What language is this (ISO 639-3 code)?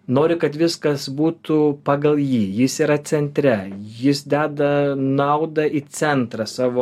lit